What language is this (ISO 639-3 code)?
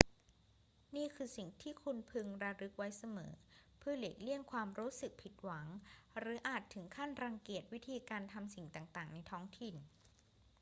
tha